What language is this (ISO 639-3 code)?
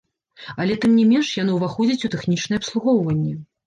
bel